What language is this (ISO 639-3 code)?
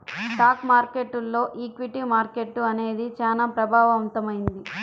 tel